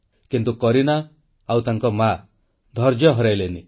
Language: Odia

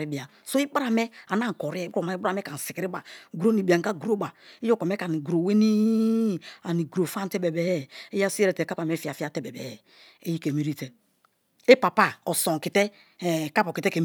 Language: Kalabari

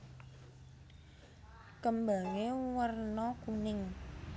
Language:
Javanese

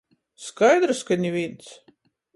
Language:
Latgalian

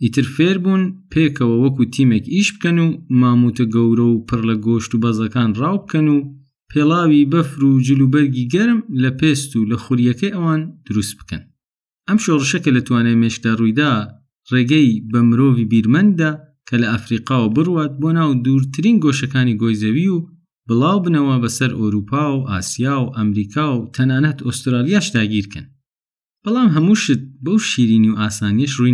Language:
Persian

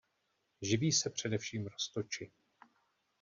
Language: Czech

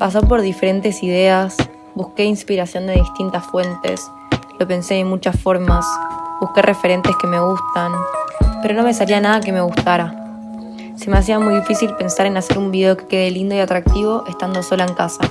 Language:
Spanish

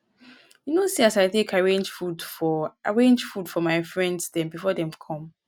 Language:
Nigerian Pidgin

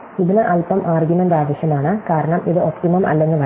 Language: Malayalam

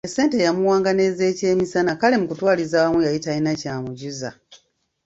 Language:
Ganda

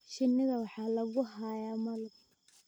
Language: Somali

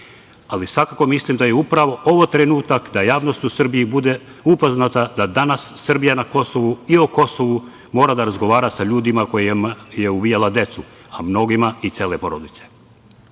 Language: Serbian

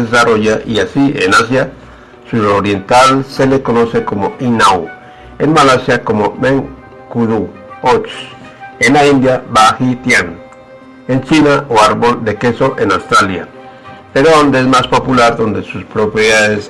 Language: Spanish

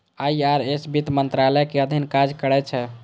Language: Maithili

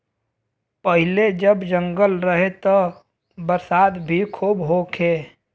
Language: Bhojpuri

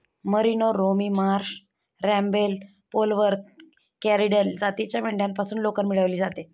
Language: Marathi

